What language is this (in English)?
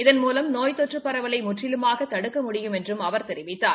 Tamil